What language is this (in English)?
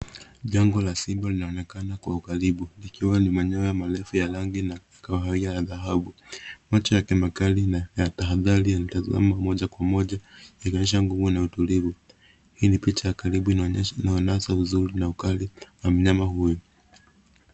Swahili